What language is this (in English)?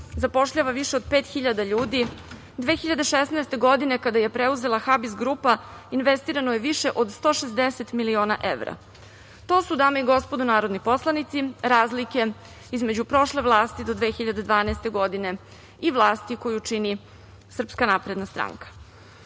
Serbian